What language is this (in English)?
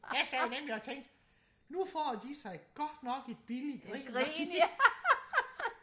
Danish